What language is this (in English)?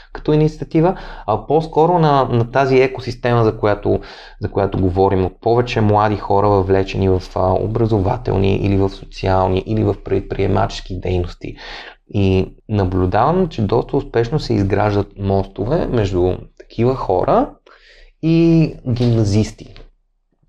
Bulgarian